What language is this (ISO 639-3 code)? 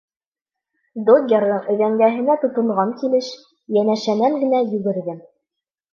bak